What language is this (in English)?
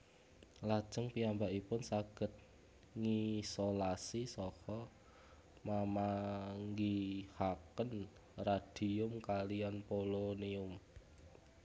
Javanese